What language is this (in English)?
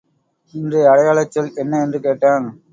Tamil